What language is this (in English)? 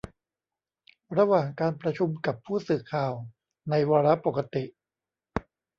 Thai